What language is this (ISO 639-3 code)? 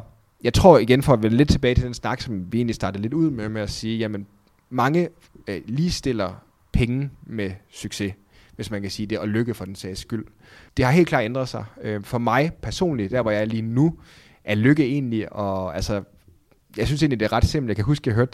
dan